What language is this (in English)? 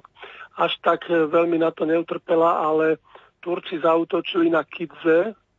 Slovak